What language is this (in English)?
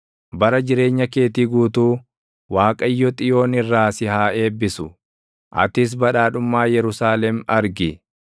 Oromo